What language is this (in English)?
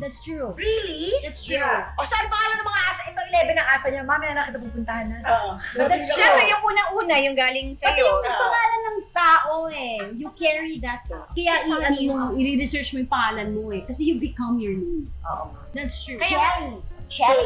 Filipino